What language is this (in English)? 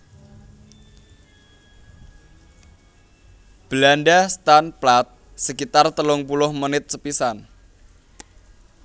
Javanese